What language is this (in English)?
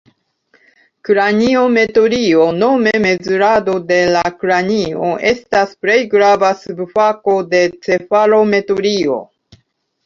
Esperanto